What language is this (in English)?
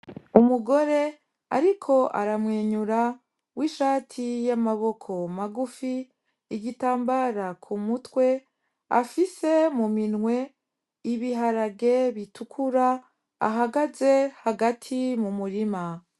Rundi